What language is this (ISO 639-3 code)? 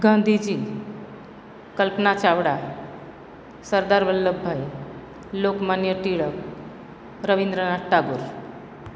guj